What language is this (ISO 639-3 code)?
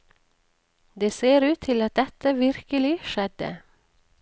nor